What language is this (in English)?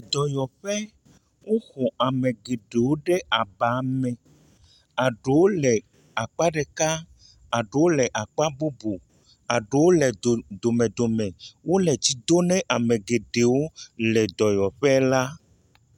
Ewe